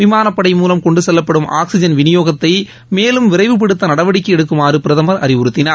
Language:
Tamil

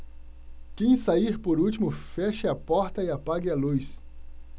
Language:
Portuguese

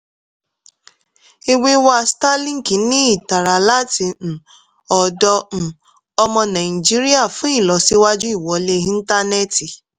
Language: Yoruba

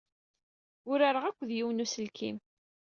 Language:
Kabyle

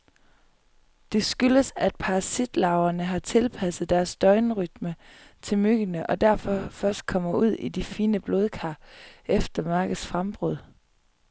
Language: Danish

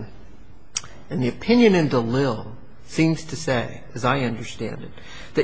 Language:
English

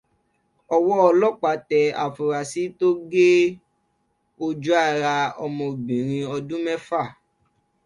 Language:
Yoruba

